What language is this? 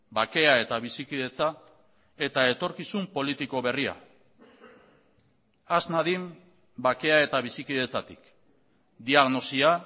Basque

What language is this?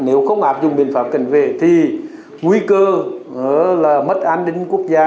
Vietnamese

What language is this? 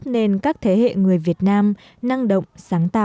Vietnamese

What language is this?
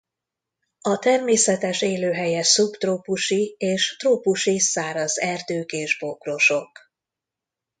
Hungarian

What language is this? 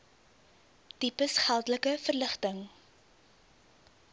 Afrikaans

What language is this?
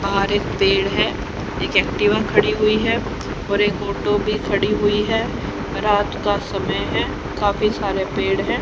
Hindi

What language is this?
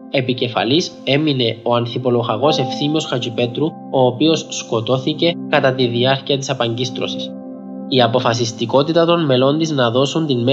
Greek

